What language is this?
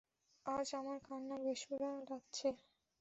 Bangla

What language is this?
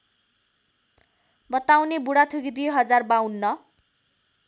Nepali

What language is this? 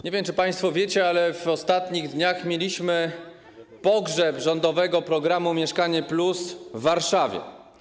Polish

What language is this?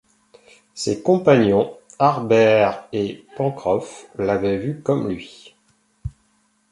French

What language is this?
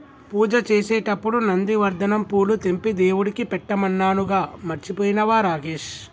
Telugu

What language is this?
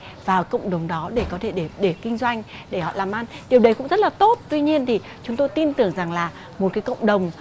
Vietnamese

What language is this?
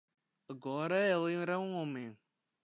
Portuguese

